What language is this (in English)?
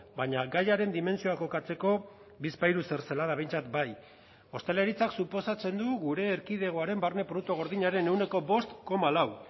Basque